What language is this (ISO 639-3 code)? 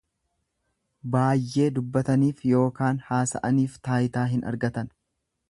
orm